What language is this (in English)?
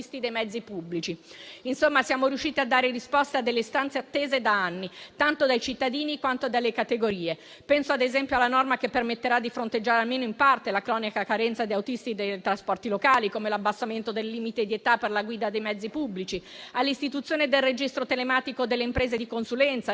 Italian